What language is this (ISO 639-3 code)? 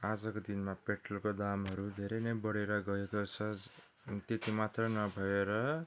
nep